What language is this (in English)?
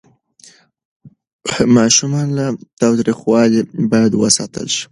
Pashto